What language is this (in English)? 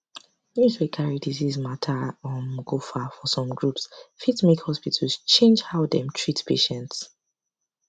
Nigerian Pidgin